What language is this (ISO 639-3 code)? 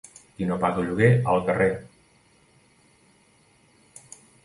cat